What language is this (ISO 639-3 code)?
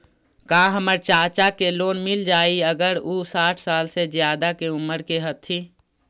mag